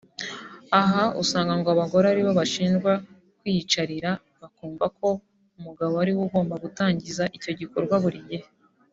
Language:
Kinyarwanda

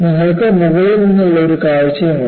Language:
Malayalam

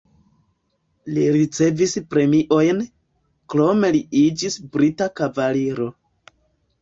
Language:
Esperanto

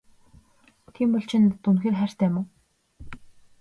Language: Mongolian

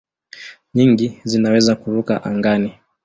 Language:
Swahili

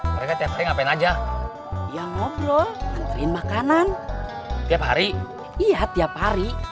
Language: Indonesian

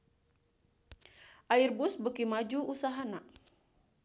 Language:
Sundanese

